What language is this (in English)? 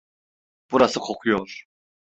Turkish